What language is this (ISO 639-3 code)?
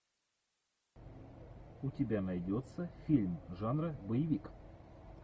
rus